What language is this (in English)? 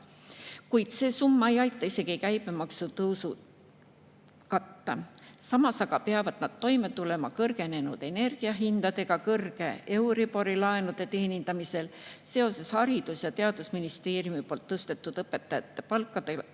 Estonian